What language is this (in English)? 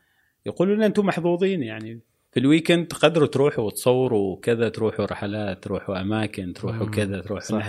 Arabic